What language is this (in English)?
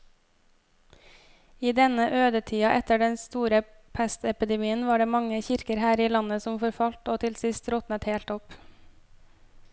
Norwegian